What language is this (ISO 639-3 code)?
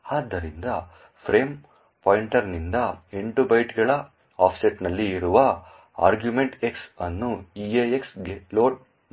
kan